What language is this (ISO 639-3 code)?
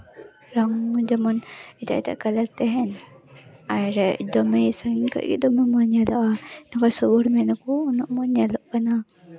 sat